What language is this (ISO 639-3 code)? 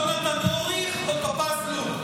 heb